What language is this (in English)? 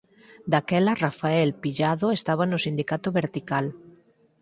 Galician